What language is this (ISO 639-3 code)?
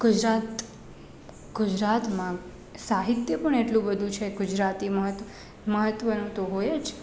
guj